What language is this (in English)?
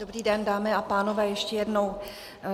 Czech